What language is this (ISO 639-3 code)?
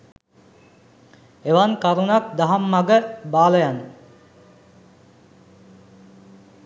sin